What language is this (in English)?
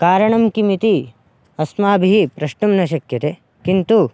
Sanskrit